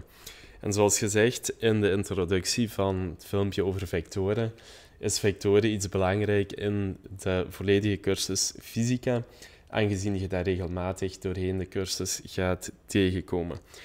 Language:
Dutch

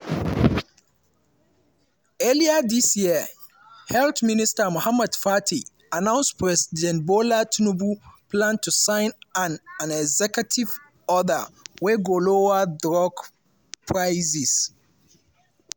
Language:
Nigerian Pidgin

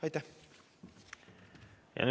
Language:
Estonian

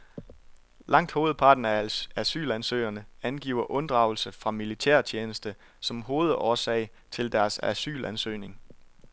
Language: Danish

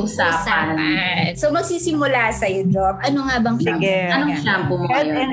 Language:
Filipino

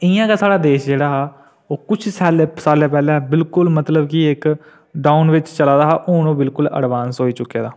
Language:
Dogri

